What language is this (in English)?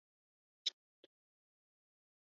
Chinese